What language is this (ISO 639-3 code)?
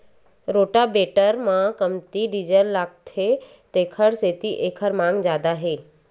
hne